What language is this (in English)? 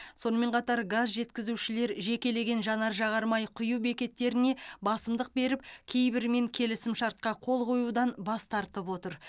Kazakh